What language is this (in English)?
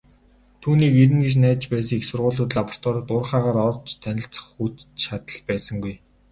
Mongolian